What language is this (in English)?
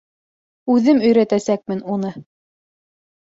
Bashkir